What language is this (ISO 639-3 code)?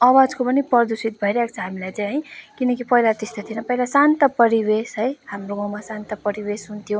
nep